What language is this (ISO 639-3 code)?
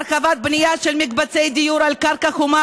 heb